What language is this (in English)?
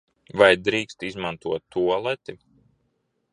Latvian